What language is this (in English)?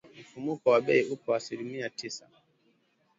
Swahili